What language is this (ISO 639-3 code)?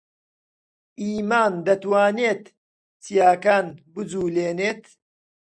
ckb